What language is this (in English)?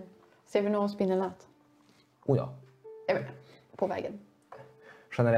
Swedish